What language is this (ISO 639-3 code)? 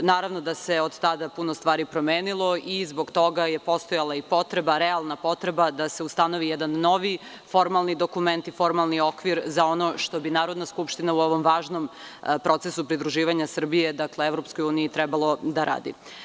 srp